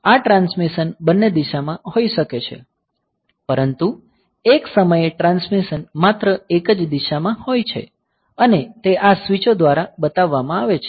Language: Gujarati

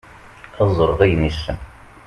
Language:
Kabyle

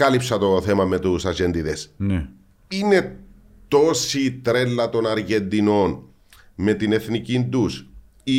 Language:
Greek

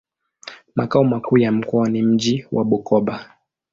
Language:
Swahili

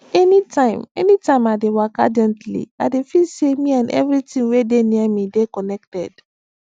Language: Nigerian Pidgin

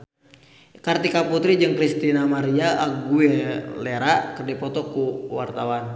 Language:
Sundanese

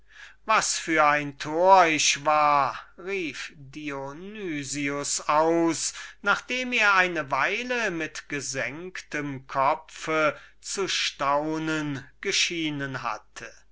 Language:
German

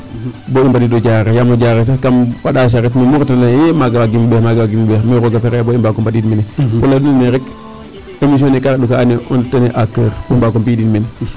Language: Serer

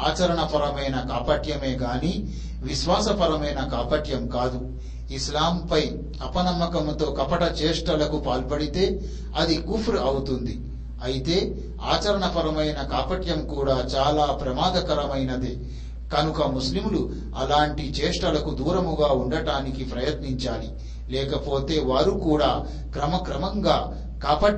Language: Telugu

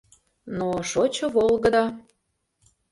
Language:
Mari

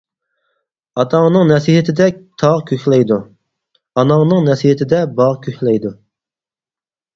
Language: Uyghur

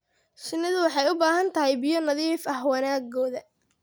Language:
Somali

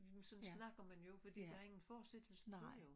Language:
Danish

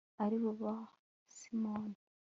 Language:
Kinyarwanda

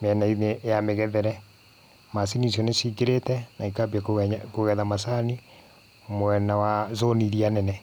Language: Kikuyu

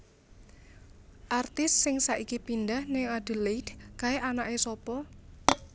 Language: Javanese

